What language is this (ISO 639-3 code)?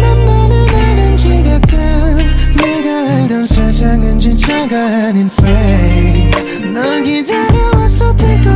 ind